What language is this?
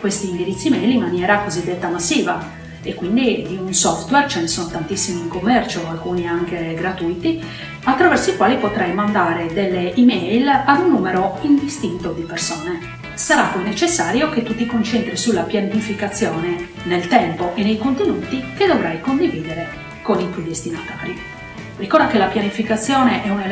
Italian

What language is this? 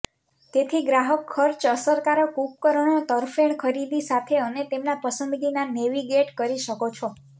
Gujarati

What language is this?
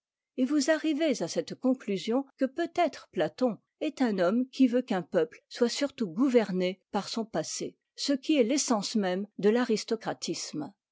French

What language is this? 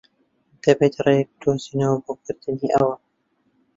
Central Kurdish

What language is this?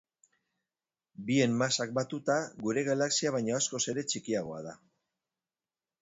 Basque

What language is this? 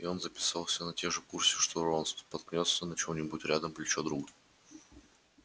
Russian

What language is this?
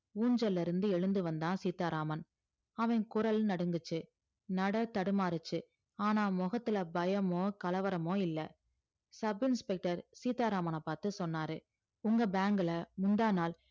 Tamil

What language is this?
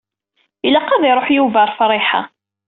Kabyle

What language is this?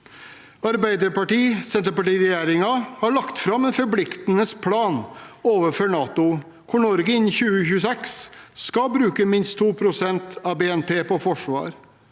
Norwegian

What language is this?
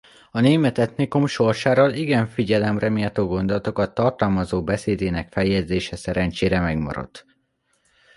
Hungarian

